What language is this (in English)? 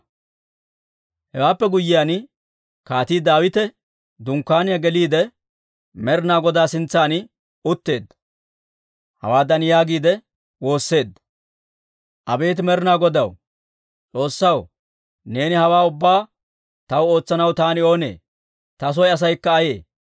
Dawro